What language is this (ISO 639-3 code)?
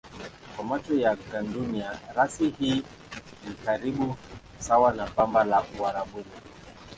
swa